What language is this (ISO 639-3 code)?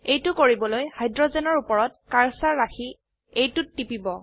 asm